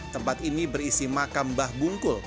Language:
Indonesian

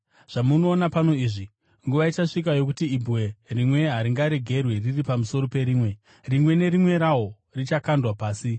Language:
Shona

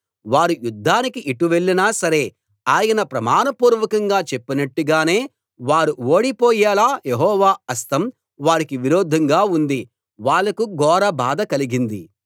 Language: Telugu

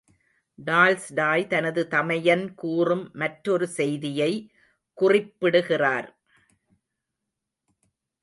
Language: Tamil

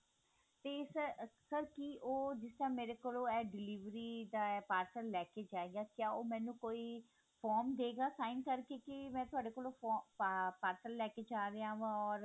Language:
Punjabi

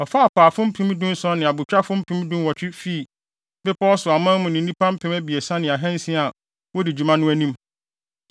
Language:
Akan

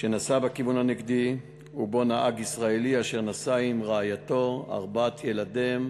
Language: Hebrew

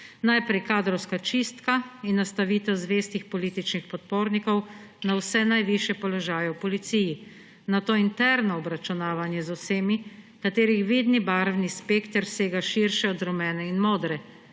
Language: Slovenian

